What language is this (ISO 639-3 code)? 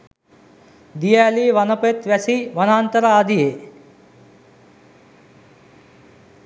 sin